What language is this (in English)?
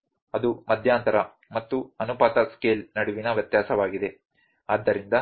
Kannada